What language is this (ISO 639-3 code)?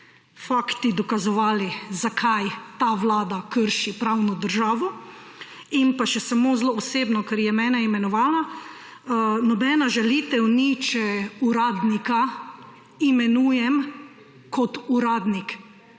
slv